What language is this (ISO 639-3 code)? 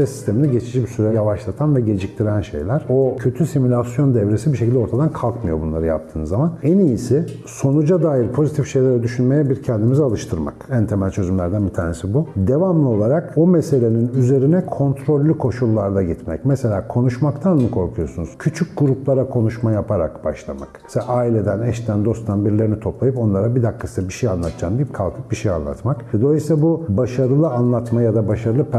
tur